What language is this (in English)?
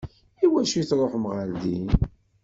Kabyle